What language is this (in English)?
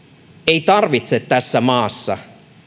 Finnish